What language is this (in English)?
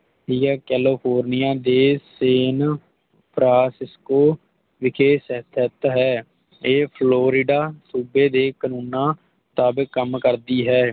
Punjabi